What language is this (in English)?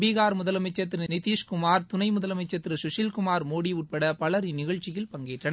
Tamil